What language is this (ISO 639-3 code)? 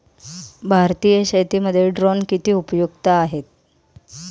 mar